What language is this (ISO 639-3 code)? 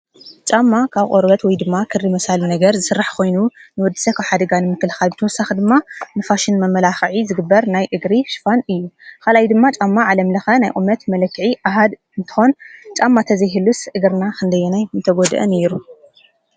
tir